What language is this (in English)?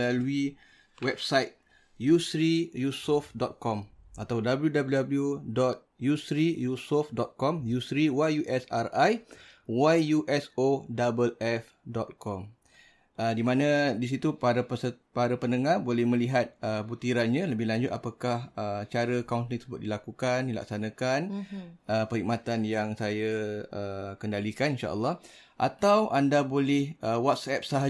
Malay